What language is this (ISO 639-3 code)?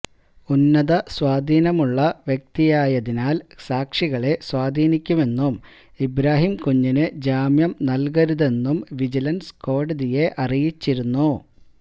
mal